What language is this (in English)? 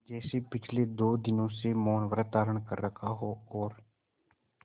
Hindi